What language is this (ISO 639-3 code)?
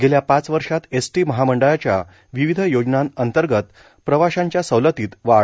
mar